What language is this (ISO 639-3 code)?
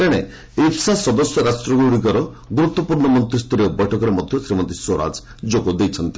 ori